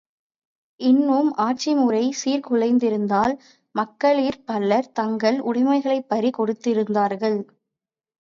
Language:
Tamil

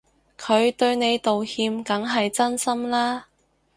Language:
Cantonese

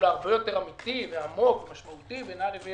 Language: Hebrew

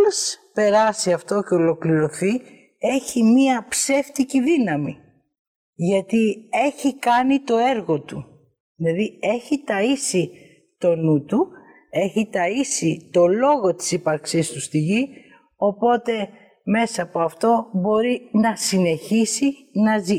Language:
Greek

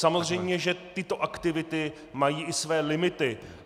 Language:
Czech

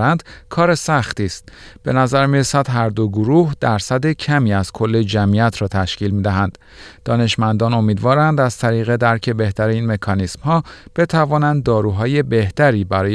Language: Persian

